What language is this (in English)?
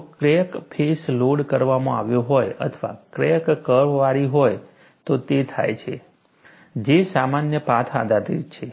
Gujarati